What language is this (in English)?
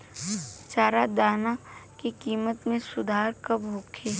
Bhojpuri